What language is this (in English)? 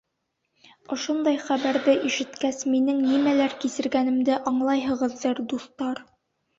Bashkir